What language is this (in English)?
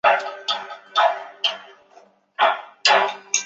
Chinese